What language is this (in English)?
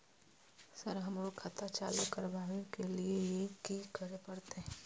Maithili